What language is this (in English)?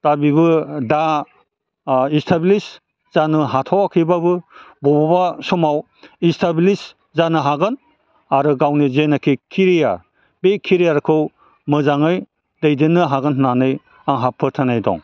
Bodo